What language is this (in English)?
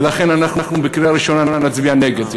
Hebrew